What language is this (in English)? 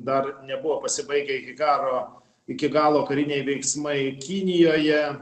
Lithuanian